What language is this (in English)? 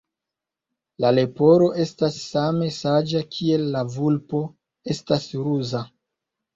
Esperanto